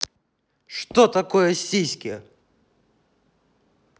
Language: Russian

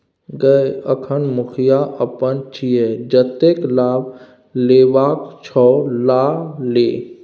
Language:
Maithili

